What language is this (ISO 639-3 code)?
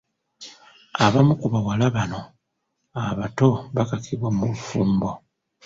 lug